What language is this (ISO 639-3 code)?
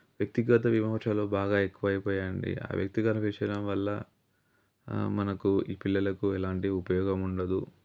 tel